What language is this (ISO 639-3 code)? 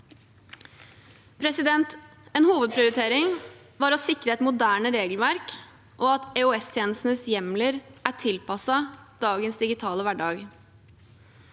nor